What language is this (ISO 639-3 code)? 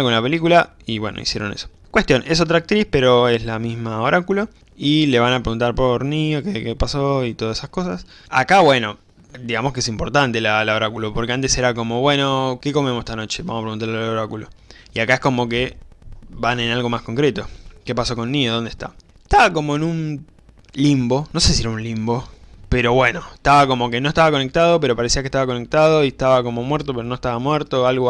spa